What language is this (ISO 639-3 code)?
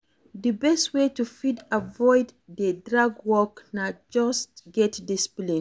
pcm